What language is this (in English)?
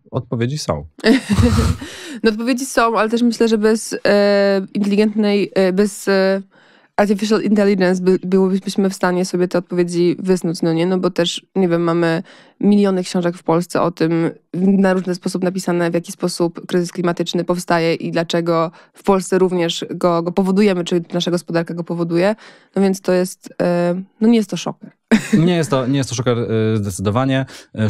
Polish